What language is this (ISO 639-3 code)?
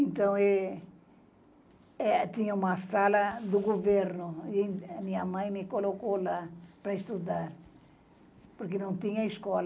por